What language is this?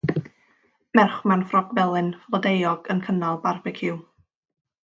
Welsh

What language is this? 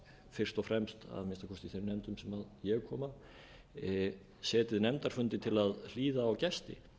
Icelandic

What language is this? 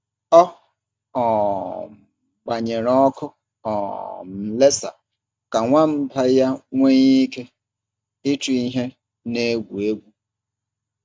Igbo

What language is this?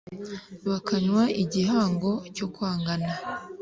Kinyarwanda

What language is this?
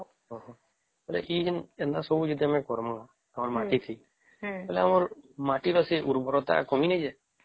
Odia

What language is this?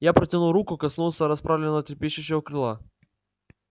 Russian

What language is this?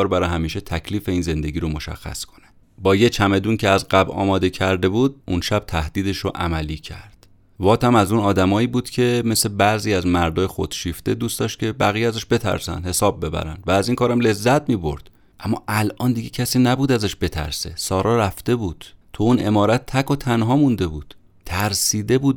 Persian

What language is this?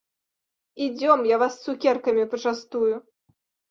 Belarusian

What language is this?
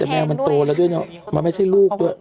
Thai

